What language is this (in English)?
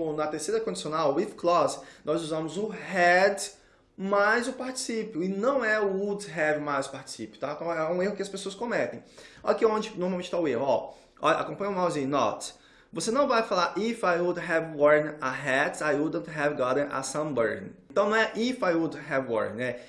Portuguese